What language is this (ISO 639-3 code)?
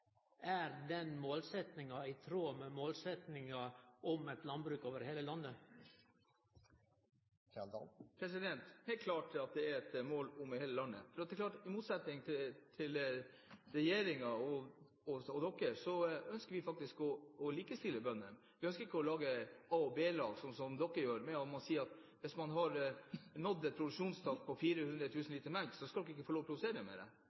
nor